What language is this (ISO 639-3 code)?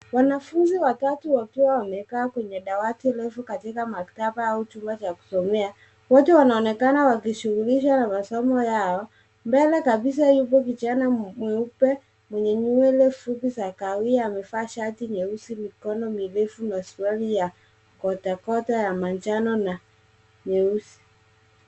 swa